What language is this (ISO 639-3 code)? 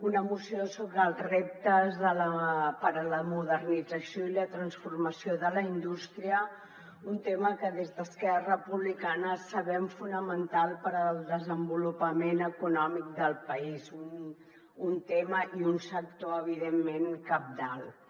cat